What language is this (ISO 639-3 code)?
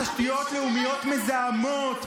heb